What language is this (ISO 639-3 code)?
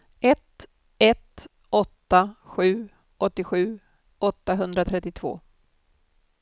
swe